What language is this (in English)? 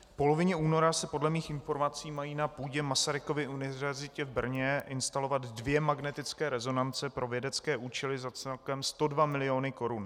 Czech